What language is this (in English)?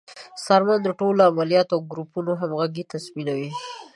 Pashto